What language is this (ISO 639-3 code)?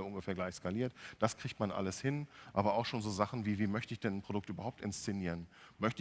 deu